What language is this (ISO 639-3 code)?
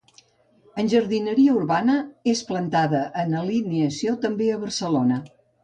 cat